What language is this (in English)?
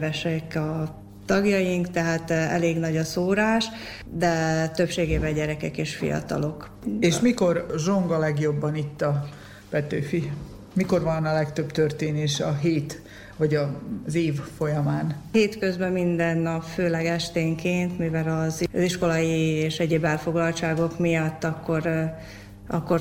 Hungarian